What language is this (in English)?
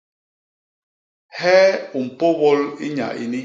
Basaa